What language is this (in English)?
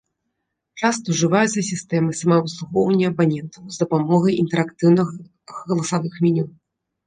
Belarusian